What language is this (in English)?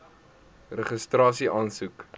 Afrikaans